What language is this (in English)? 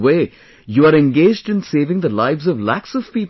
English